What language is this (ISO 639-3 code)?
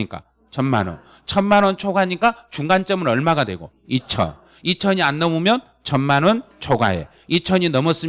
kor